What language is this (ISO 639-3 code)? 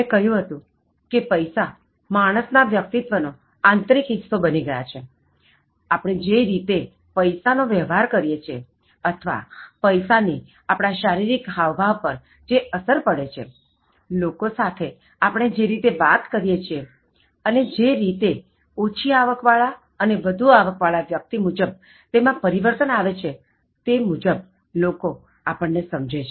guj